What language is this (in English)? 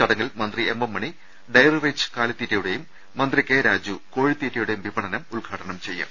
Malayalam